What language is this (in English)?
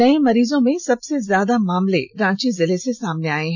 Hindi